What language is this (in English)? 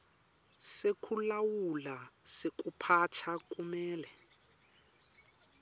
Swati